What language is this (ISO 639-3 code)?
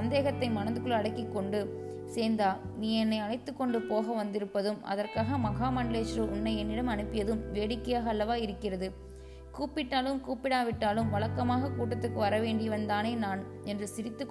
tam